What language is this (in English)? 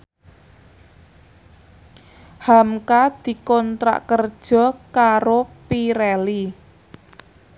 Javanese